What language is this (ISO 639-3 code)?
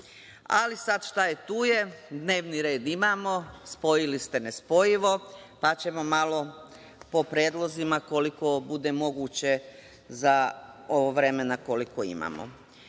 srp